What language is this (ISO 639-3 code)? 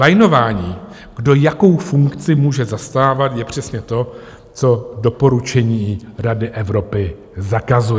ces